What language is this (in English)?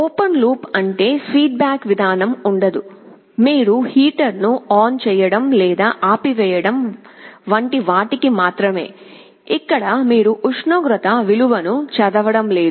Telugu